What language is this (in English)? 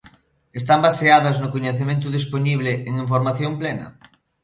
Galician